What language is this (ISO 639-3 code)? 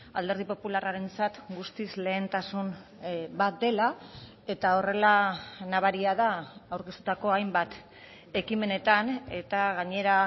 eus